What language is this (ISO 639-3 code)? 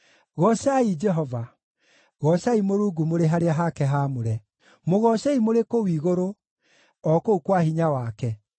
kik